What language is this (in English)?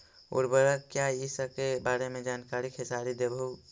Magahi